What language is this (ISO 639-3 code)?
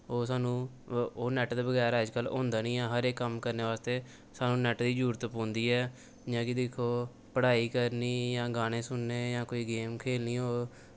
doi